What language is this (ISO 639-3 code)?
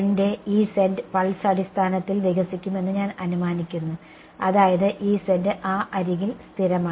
mal